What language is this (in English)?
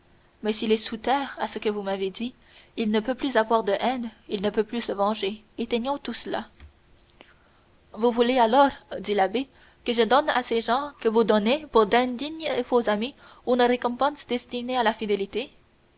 French